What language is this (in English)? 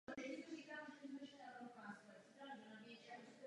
Czech